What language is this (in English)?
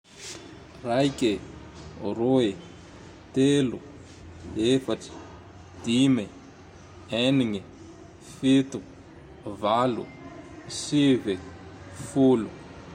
Tandroy-Mahafaly Malagasy